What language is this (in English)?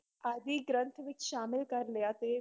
Punjabi